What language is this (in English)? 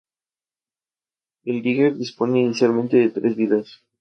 Spanish